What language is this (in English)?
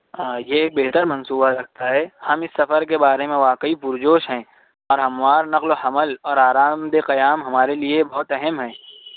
Urdu